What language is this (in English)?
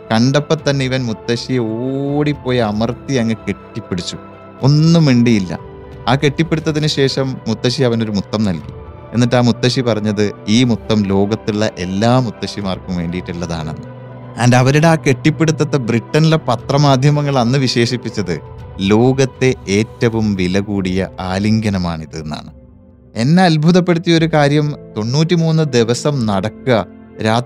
Malayalam